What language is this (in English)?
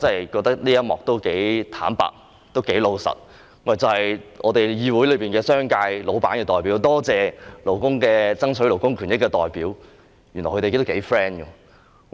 Cantonese